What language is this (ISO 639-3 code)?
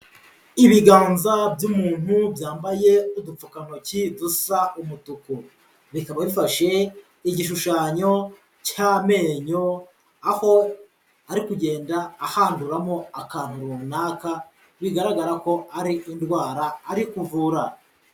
kin